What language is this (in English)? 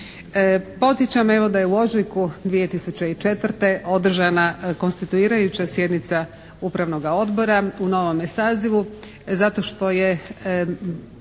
Croatian